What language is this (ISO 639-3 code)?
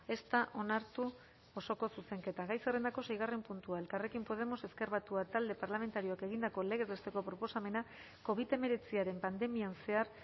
eus